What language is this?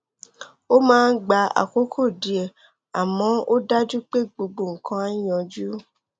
Yoruba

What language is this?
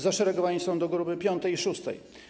Polish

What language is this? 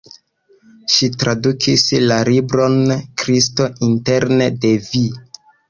Esperanto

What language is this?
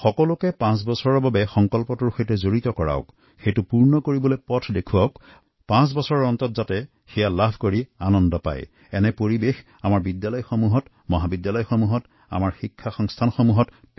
Assamese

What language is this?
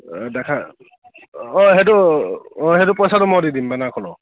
Assamese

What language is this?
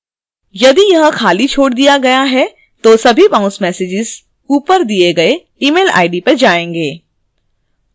Hindi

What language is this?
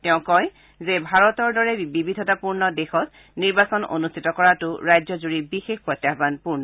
Assamese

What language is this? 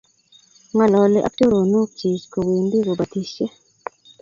Kalenjin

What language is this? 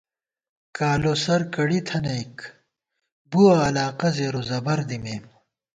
Gawar-Bati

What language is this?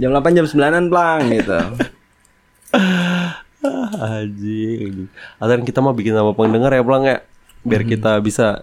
Indonesian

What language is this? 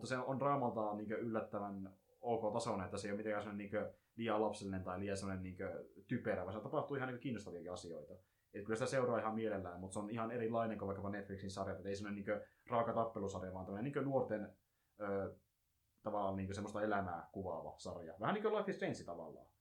Finnish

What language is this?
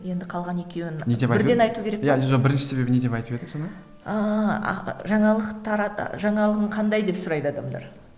Kazakh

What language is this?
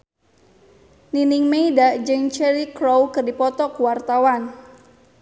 Sundanese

